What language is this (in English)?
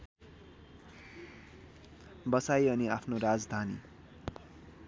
Nepali